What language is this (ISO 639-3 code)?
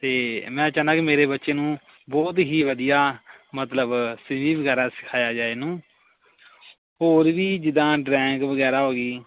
pan